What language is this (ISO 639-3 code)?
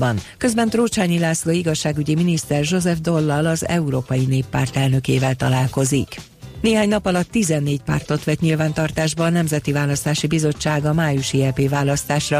hun